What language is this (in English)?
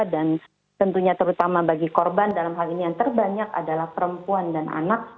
Indonesian